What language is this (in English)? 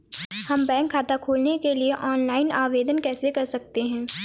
Hindi